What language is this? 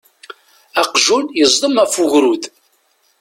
Kabyle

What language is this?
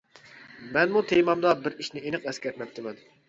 Uyghur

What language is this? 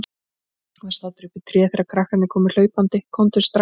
Icelandic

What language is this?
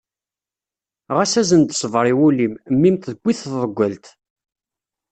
Kabyle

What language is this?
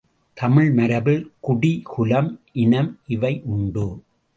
Tamil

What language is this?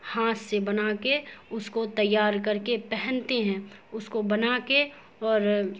Urdu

